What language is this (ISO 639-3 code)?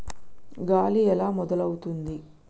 tel